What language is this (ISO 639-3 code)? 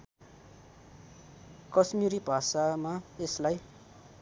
nep